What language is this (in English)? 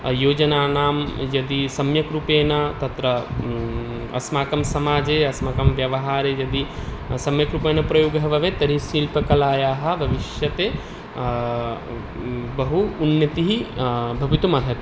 Sanskrit